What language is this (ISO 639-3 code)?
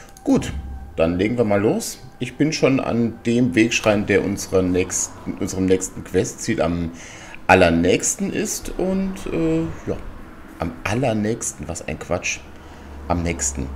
deu